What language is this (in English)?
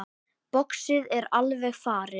Icelandic